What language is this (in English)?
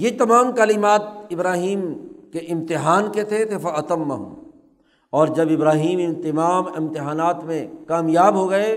Urdu